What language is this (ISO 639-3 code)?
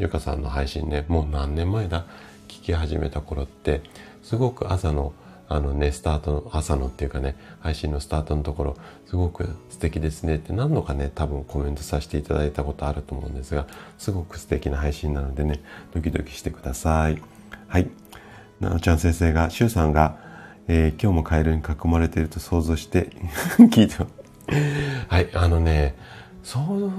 jpn